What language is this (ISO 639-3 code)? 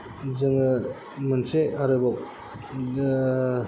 brx